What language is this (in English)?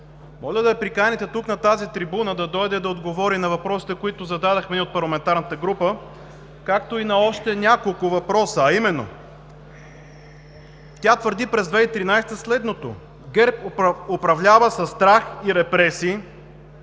Bulgarian